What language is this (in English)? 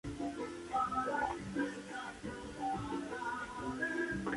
Spanish